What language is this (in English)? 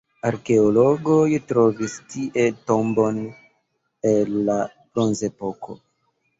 Esperanto